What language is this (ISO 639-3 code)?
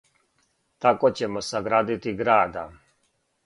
srp